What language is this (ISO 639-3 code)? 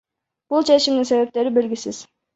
kir